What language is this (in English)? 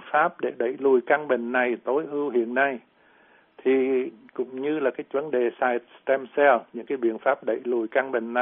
Vietnamese